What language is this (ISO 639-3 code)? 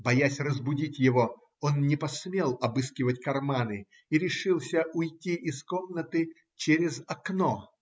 rus